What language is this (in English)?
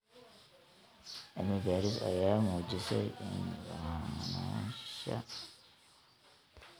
Somali